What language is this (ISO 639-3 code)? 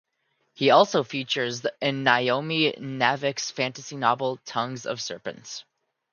eng